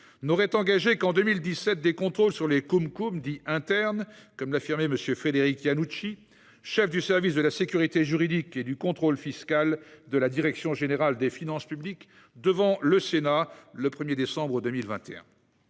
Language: French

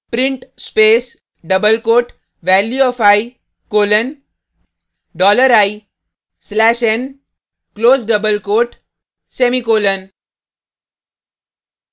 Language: Hindi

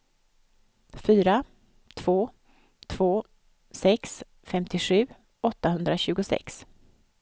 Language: Swedish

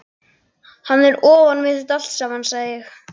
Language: Icelandic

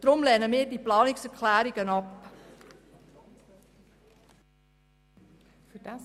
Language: Swiss German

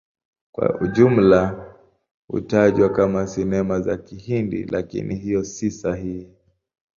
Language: Swahili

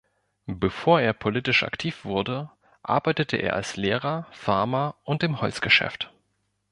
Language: German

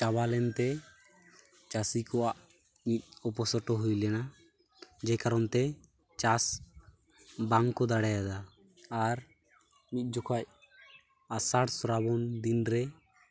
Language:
Santali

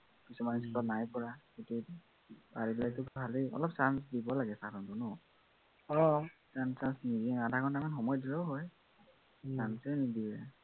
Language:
Assamese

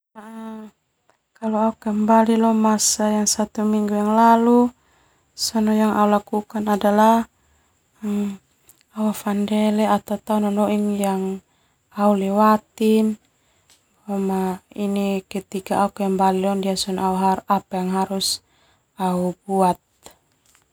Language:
Termanu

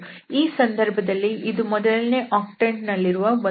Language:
Kannada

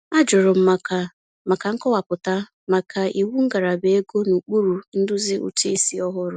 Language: Igbo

